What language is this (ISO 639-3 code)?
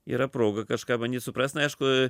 lit